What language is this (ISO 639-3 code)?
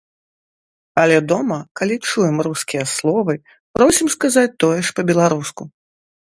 bel